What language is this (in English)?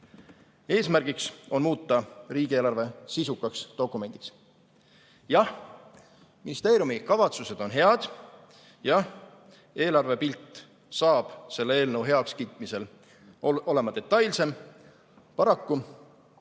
Estonian